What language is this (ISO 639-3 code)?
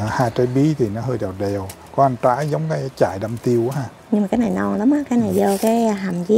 vie